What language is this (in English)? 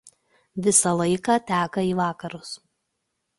Lithuanian